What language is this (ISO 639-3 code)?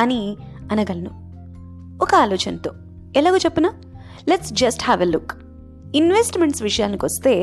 tel